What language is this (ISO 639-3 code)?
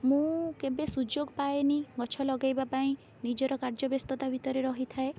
ori